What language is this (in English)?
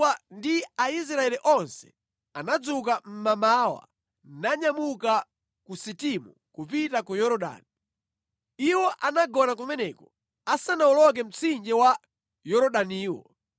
Nyanja